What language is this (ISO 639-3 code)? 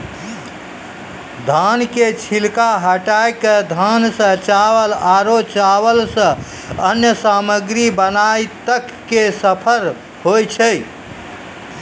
mai